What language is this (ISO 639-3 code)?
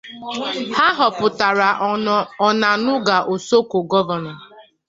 ibo